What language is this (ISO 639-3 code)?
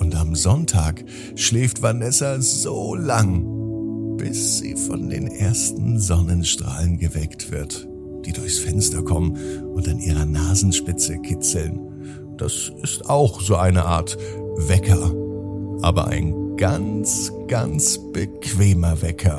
deu